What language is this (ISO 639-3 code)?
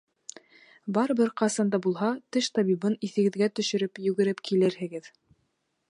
bak